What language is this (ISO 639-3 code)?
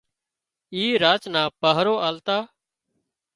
kxp